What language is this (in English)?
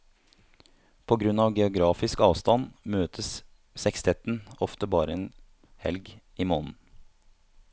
Norwegian